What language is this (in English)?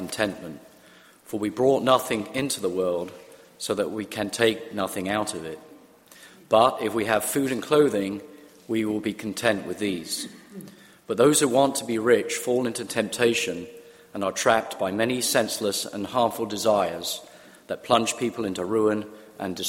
English